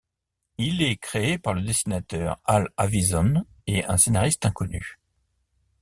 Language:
French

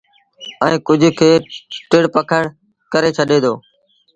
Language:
Sindhi Bhil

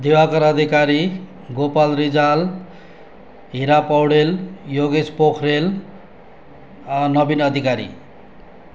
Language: Nepali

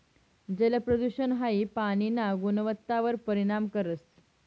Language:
Marathi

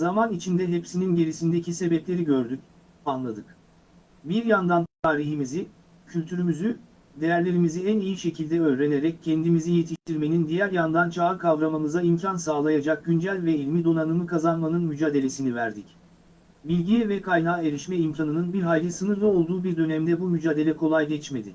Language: Turkish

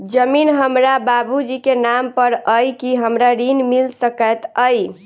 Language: Maithili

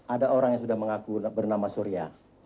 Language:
Indonesian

